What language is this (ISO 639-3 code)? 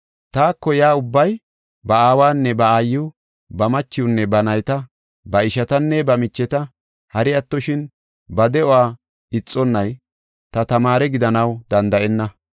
gof